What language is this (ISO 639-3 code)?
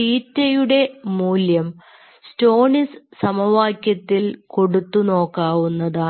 mal